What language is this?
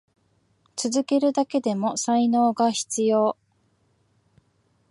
Japanese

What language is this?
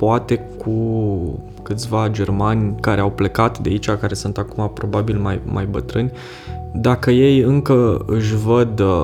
Romanian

